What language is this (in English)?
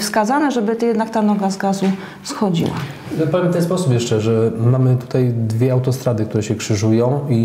Polish